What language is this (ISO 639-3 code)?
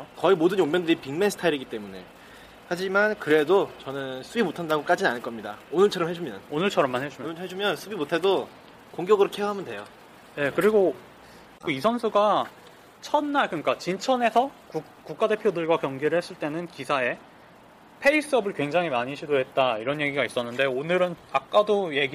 kor